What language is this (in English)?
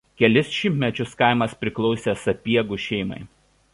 Lithuanian